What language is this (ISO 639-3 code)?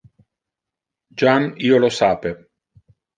ina